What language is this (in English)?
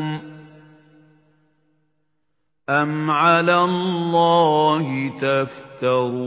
Arabic